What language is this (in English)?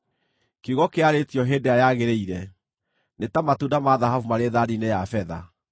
Kikuyu